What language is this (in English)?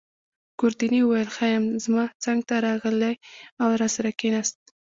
Pashto